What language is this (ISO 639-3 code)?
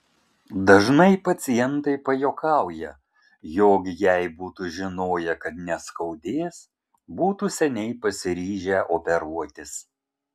lit